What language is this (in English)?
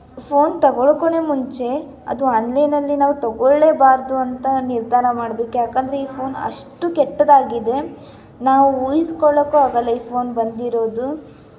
Kannada